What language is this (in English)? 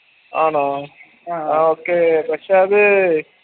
Malayalam